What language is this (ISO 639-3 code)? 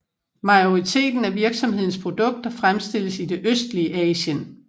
dan